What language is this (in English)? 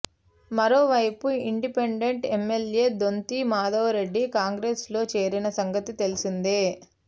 Telugu